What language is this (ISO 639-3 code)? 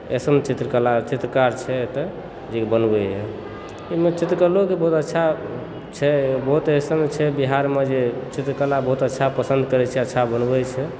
mai